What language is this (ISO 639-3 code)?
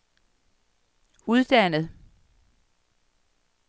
dan